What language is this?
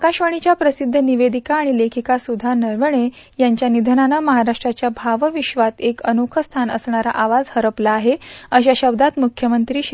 Marathi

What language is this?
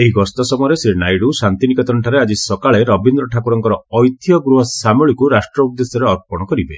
Odia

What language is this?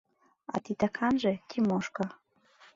Mari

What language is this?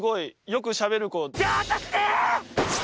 Japanese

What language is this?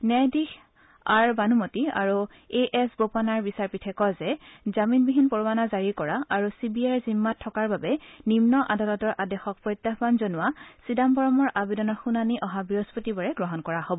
Assamese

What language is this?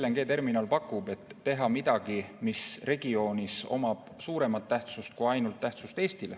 Estonian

